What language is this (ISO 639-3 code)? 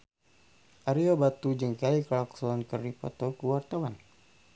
sun